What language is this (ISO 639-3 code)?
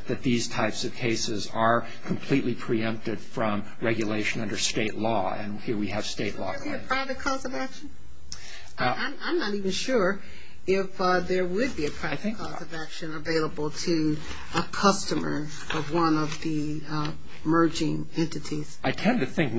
eng